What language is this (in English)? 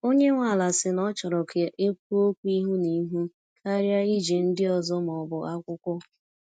Igbo